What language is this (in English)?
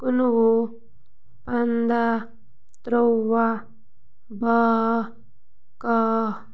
Kashmiri